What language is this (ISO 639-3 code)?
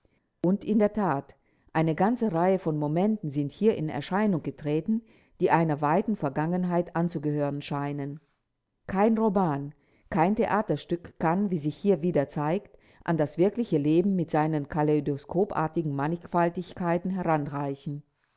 deu